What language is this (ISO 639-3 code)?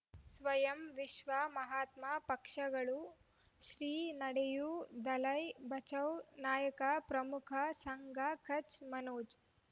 kan